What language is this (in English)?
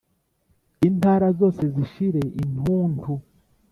Kinyarwanda